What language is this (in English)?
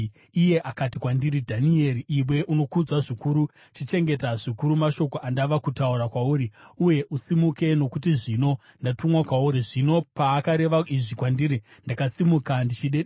Shona